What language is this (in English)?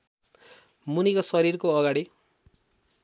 Nepali